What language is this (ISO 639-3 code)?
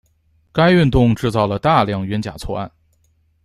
zho